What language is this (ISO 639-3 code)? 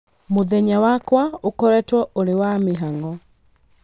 kik